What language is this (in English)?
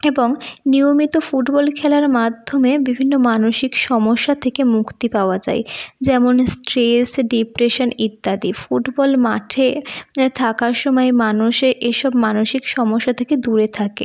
Bangla